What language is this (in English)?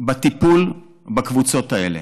Hebrew